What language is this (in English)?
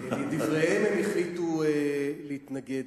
Hebrew